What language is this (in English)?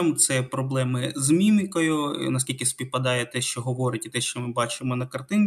Ukrainian